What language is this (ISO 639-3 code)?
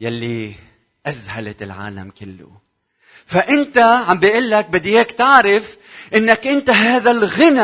ara